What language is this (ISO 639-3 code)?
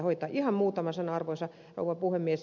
fin